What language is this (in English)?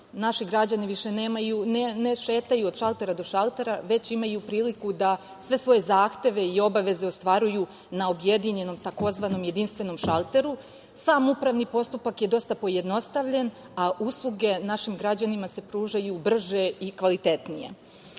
Serbian